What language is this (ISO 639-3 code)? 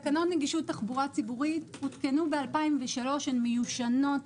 heb